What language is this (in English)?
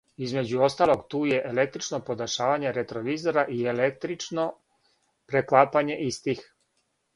Serbian